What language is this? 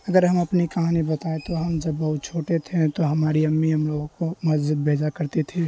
Urdu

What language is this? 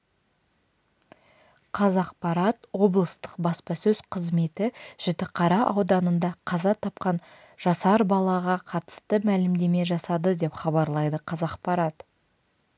Kazakh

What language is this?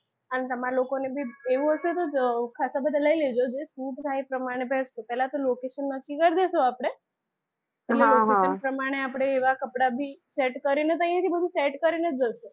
Gujarati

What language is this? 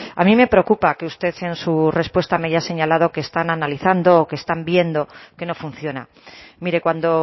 Spanish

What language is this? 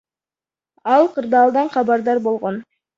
Kyrgyz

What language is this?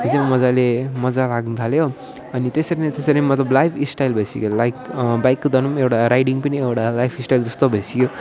Nepali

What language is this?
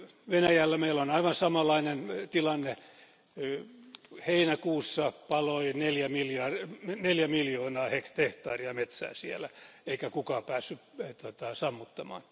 Finnish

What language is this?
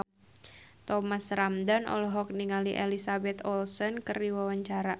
Sundanese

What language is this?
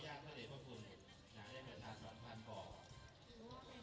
Thai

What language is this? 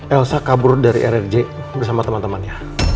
Indonesian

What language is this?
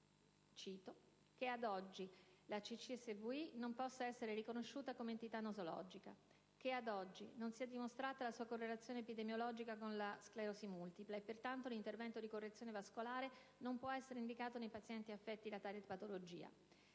Italian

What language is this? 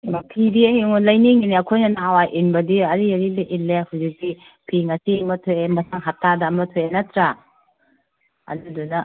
Manipuri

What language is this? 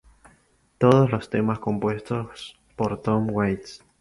Spanish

